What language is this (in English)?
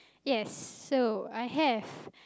English